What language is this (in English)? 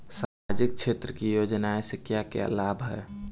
Bhojpuri